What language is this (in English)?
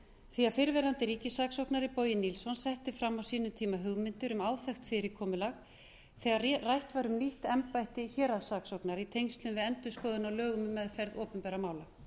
Icelandic